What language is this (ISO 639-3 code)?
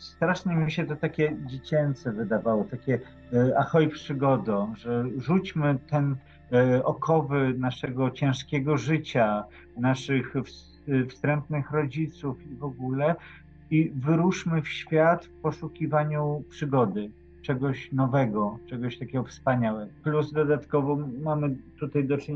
pol